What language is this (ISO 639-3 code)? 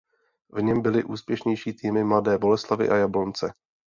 ces